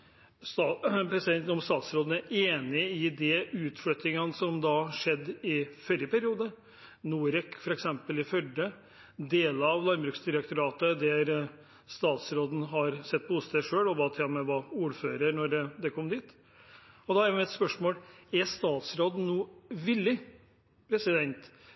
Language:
Norwegian Bokmål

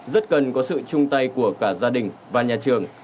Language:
Vietnamese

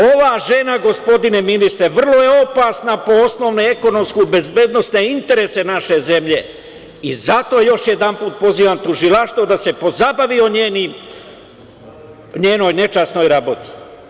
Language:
Serbian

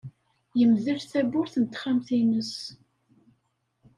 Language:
Kabyle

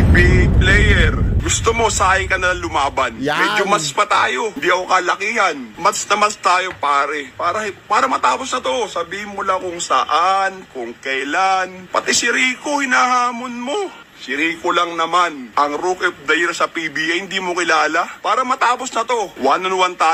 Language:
Filipino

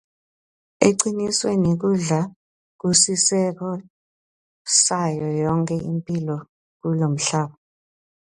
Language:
Swati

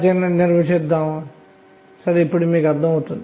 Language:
Telugu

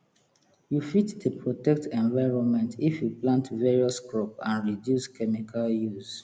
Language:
Nigerian Pidgin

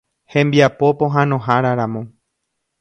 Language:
Guarani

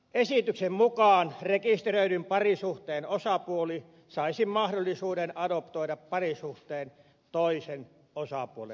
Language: Finnish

